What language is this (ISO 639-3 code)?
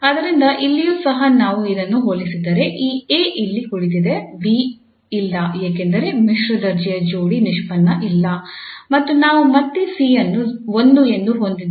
kan